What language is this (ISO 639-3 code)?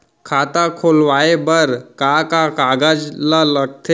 hne